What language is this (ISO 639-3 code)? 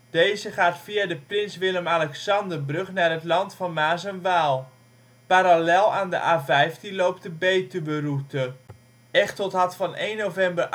nld